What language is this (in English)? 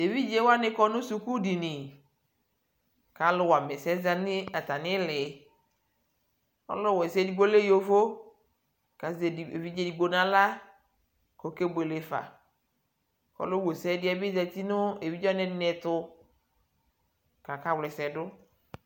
Ikposo